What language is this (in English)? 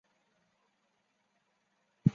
Chinese